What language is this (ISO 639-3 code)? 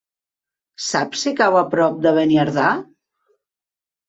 cat